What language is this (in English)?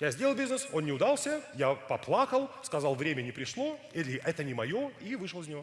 Russian